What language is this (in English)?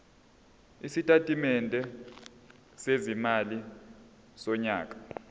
Zulu